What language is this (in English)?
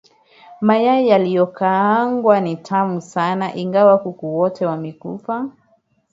Swahili